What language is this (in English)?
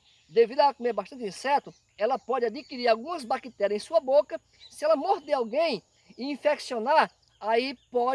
Portuguese